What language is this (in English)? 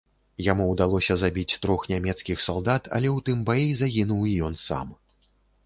Belarusian